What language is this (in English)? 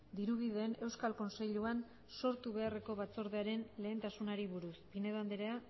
Basque